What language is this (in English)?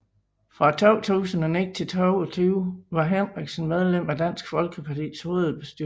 Danish